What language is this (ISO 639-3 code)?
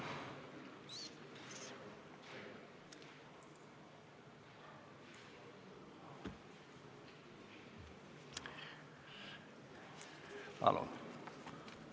est